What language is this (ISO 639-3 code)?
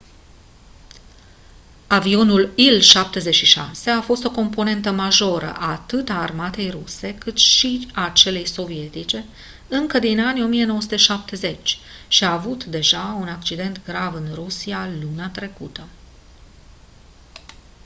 ron